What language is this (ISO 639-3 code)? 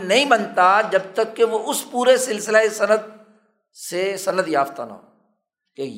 urd